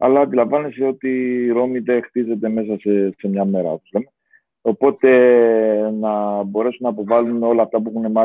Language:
Greek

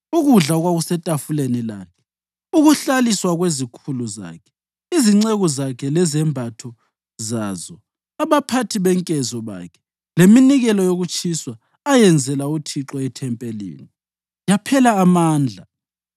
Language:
North Ndebele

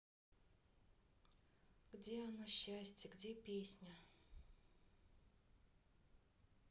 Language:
Russian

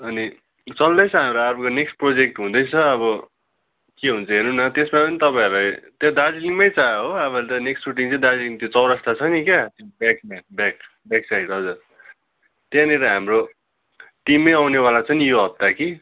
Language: Nepali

